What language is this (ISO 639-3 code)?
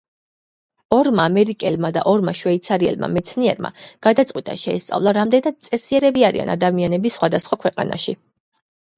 kat